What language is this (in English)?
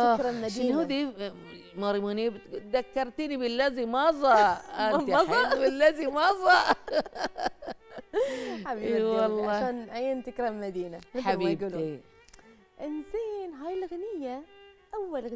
Arabic